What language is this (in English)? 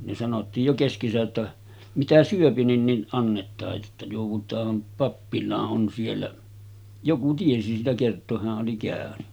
Finnish